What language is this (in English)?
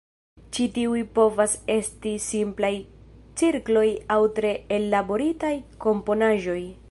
Esperanto